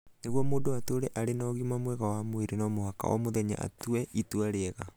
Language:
Kikuyu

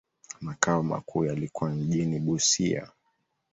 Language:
Swahili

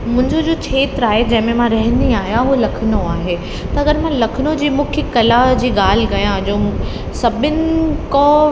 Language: Sindhi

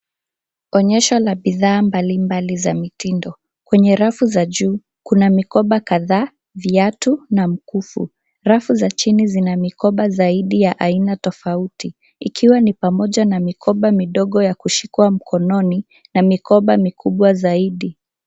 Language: Swahili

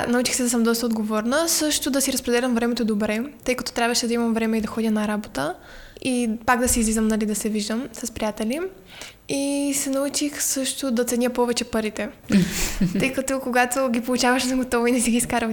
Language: Bulgarian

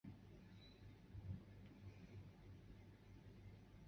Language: Chinese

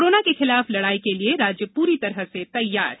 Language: Hindi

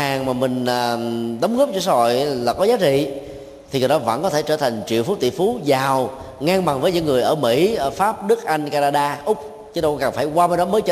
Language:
Vietnamese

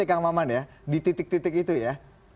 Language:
Indonesian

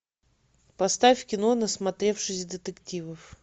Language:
Russian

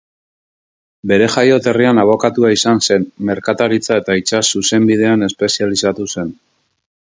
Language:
Basque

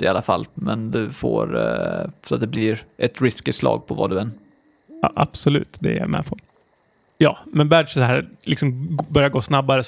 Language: Swedish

